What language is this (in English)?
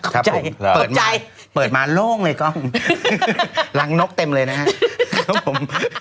Thai